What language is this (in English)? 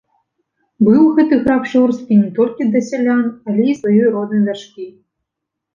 Belarusian